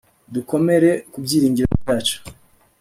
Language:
Kinyarwanda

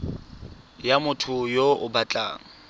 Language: Tswana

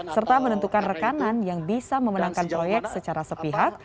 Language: Indonesian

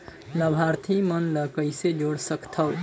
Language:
Chhattisgarhi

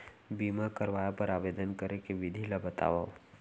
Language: Chhattisgarhi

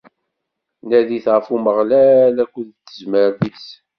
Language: Kabyle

